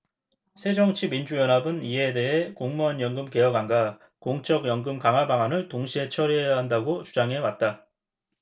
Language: Korean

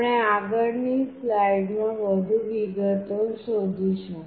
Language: Gujarati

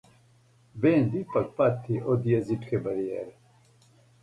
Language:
Serbian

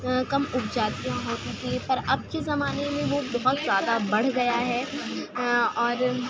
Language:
Urdu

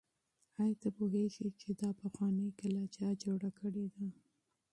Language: Pashto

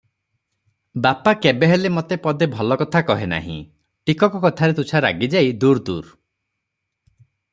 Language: Odia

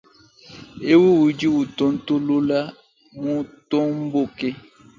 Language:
Luba-Lulua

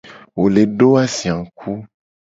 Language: Gen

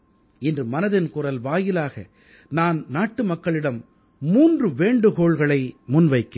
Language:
Tamil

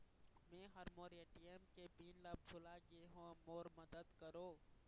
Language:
Chhattisgarhi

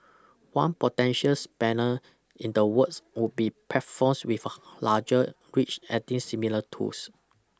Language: English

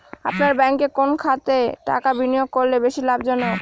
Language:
Bangla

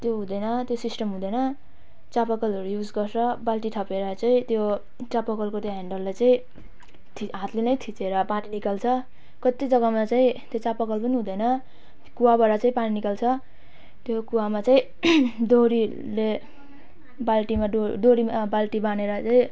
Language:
Nepali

